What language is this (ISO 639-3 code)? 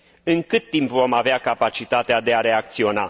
ron